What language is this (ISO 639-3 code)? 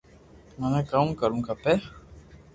lrk